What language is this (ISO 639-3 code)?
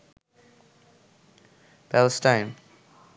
ben